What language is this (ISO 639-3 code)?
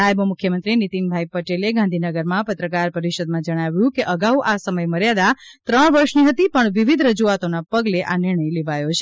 guj